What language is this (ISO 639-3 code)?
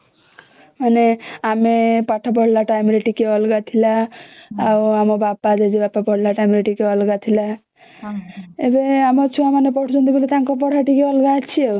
ori